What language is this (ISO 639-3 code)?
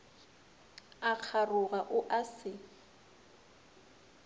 nso